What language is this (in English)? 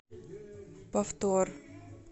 Russian